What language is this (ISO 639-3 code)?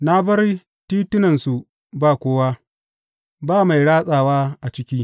hau